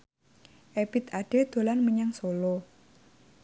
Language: Javanese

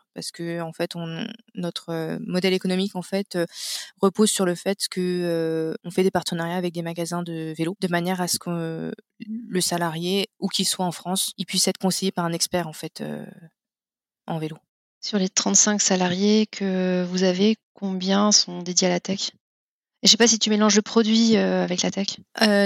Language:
French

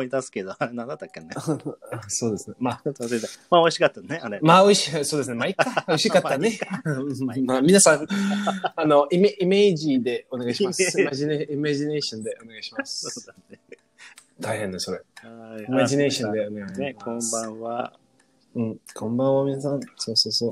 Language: Japanese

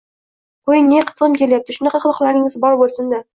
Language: Uzbek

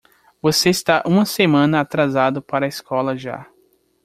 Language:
Portuguese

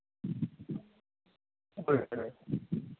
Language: Santali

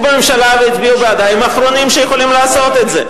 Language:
Hebrew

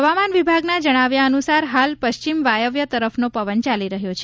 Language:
Gujarati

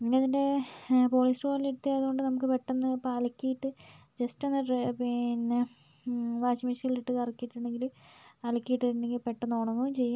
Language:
Malayalam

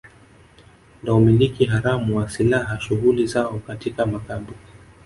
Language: Swahili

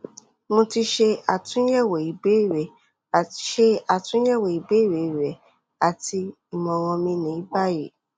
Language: Yoruba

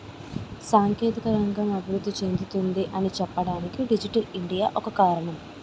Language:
Telugu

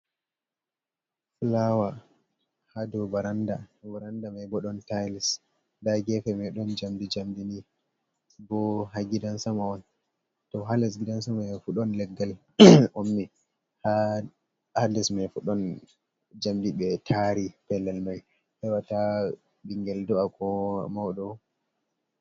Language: Fula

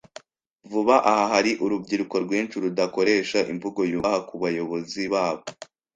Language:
Kinyarwanda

